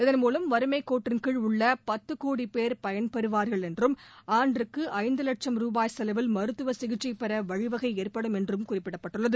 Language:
Tamil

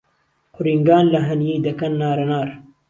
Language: Central Kurdish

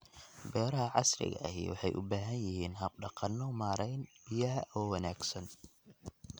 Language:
Somali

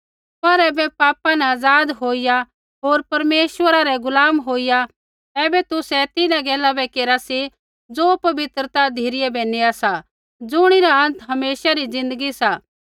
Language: Kullu Pahari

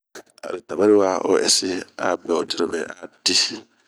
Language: Bomu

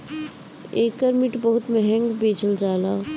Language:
Bhojpuri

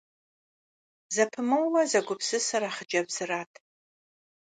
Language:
Kabardian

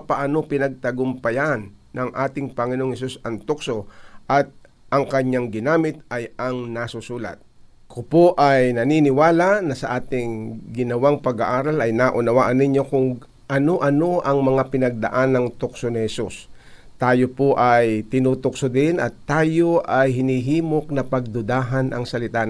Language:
Filipino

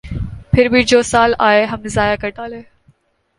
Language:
Urdu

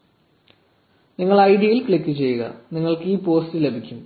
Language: Malayalam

